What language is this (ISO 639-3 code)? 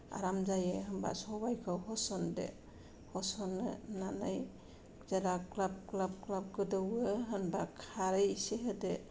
brx